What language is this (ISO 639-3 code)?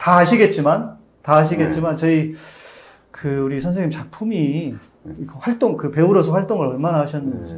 kor